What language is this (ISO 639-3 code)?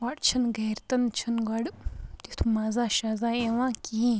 kas